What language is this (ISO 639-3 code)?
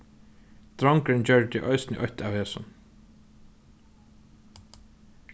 fao